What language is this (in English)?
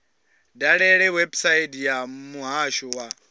Venda